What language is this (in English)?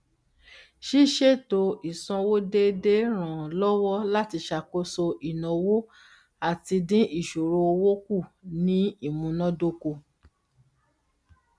Yoruba